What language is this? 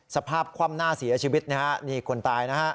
Thai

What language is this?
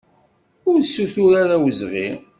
Kabyle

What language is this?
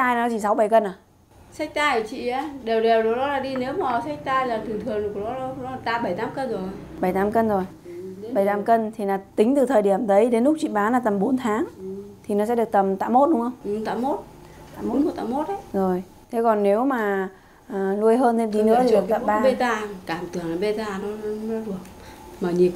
Vietnamese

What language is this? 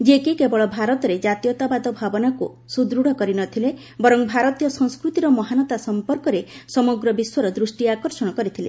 Odia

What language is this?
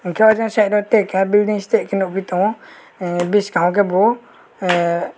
Kok Borok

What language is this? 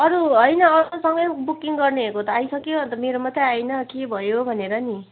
Nepali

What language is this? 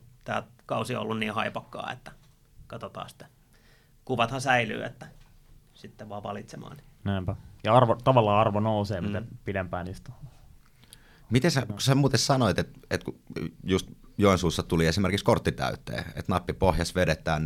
Finnish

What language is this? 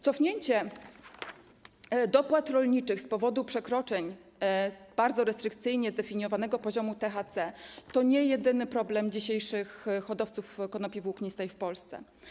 Polish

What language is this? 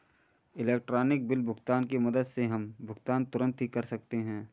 Hindi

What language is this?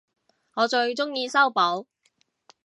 Cantonese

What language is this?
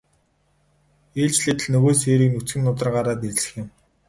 Mongolian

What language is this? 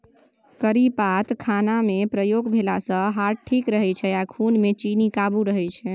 Maithili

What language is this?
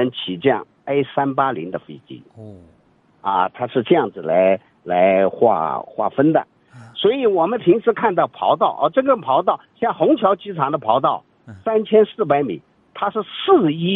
Chinese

